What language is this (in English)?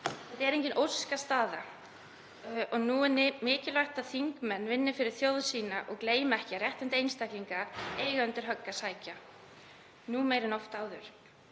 Icelandic